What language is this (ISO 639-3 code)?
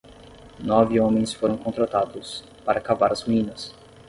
por